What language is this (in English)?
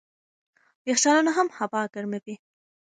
Pashto